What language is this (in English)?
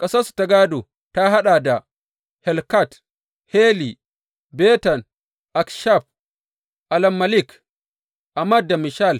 Hausa